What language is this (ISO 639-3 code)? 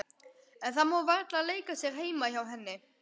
isl